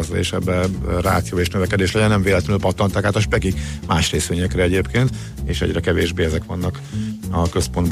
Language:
Hungarian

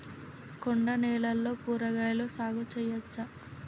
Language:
Telugu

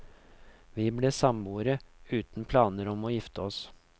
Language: Norwegian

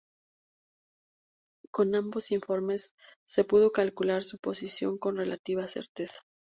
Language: Spanish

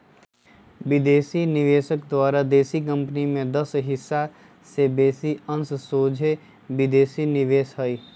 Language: Magahi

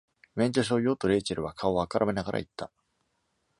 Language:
Japanese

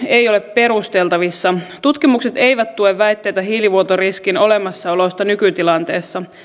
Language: Finnish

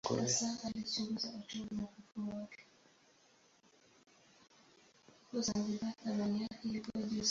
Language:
Swahili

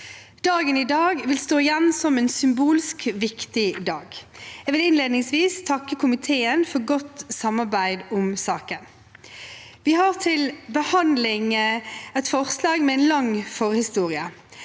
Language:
Norwegian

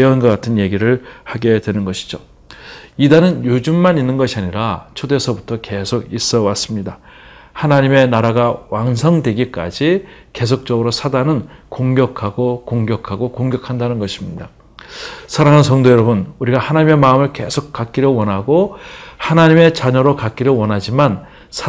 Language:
Korean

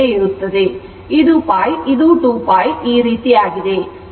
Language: Kannada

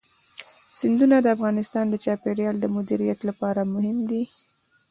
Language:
Pashto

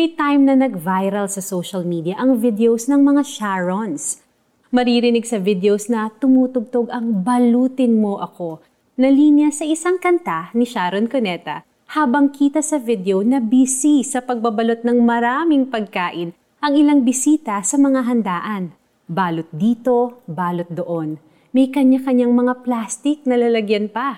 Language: Filipino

